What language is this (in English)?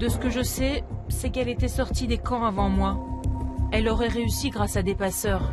French